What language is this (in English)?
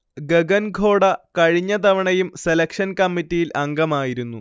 Malayalam